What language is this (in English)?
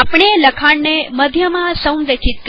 Gujarati